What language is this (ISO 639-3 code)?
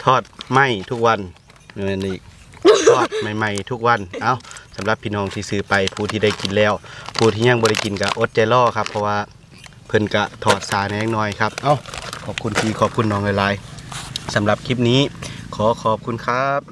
tha